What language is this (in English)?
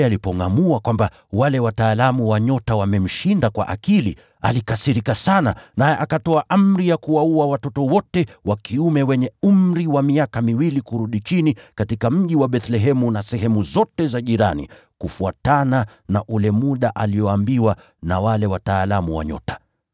Swahili